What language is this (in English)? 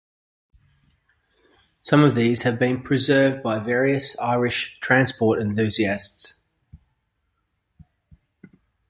English